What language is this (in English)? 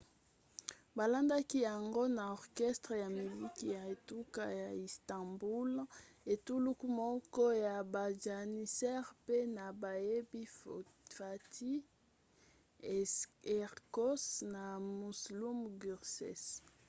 Lingala